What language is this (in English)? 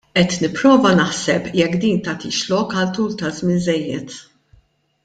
Maltese